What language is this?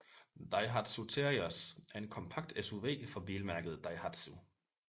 Danish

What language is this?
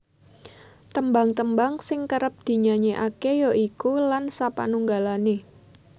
Javanese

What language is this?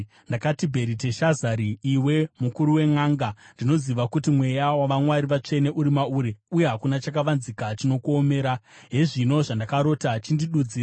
Shona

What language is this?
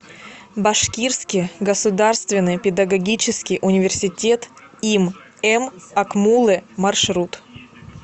Russian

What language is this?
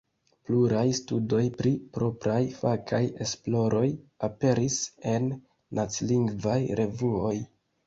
Esperanto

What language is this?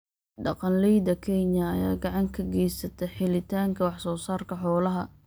Somali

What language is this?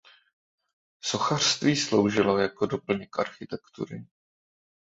Czech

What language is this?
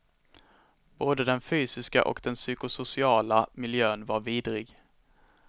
Swedish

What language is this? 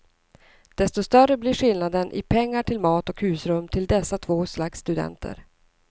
Swedish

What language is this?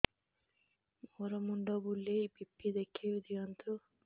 Odia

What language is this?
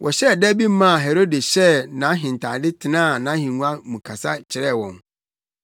Akan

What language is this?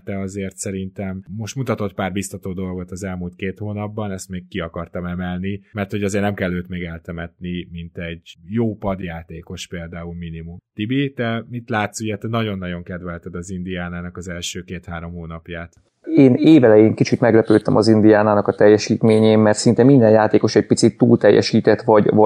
Hungarian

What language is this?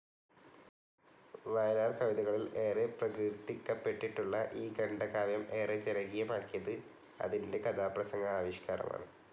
Malayalam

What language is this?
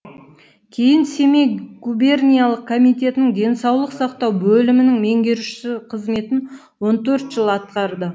Kazakh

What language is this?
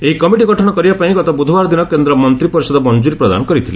Odia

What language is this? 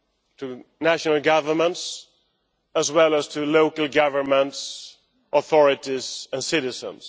English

